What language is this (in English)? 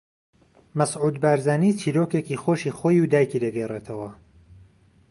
Central Kurdish